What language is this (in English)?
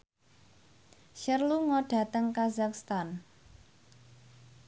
Javanese